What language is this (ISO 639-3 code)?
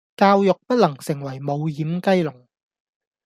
yue